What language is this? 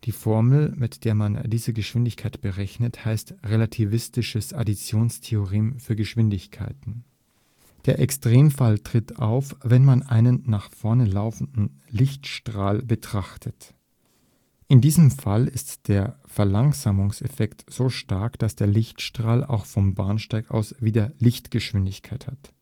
German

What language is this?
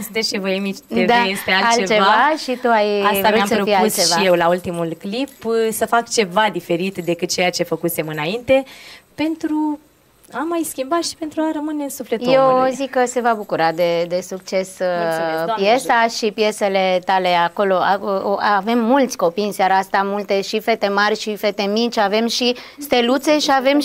Romanian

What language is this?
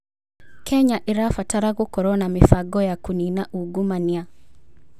Kikuyu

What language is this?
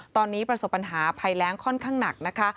Thai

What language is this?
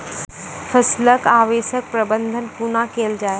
Maithili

